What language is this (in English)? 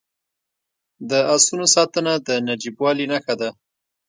Pashto